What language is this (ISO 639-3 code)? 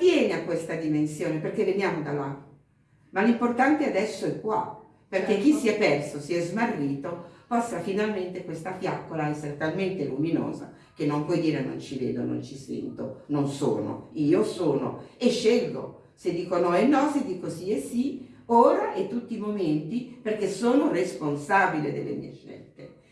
ita